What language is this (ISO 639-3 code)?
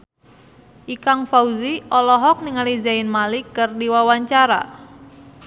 sun